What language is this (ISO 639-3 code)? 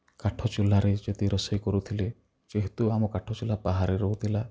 ori